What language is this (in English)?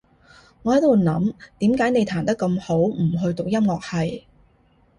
Cantonese